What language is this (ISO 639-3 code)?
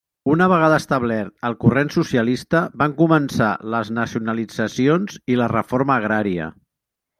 cat